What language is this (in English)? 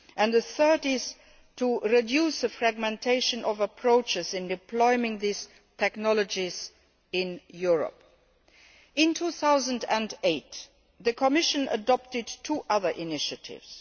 English